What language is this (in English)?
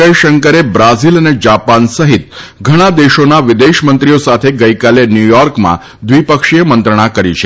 Gujarati